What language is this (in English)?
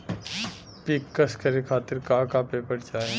Bhojpuri